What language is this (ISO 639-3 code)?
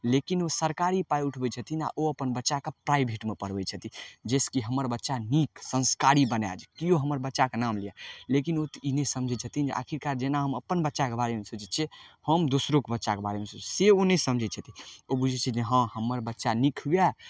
mai